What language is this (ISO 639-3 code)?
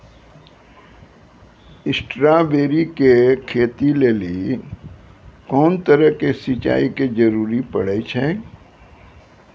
mai